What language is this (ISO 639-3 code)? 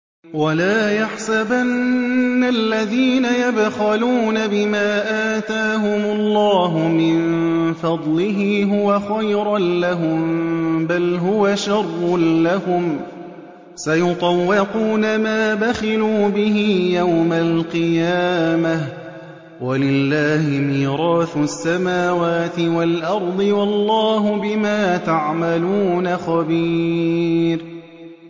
ara